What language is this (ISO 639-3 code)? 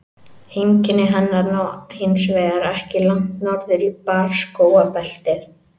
isl